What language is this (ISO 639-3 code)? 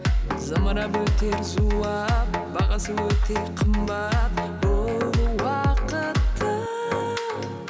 kaz